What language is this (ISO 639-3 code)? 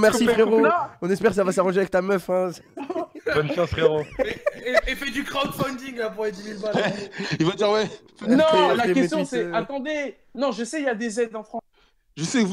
fra